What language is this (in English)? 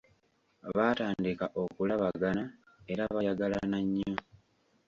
Ganda